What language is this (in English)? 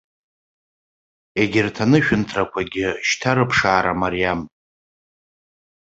Abkhazian